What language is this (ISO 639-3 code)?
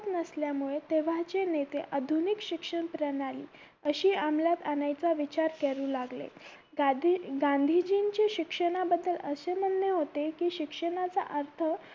mar